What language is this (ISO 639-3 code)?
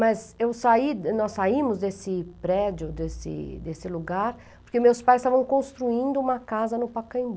por